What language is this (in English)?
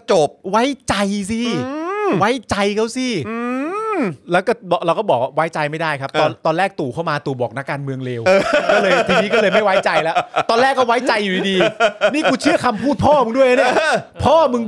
Thai